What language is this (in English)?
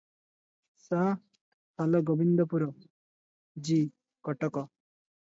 Odia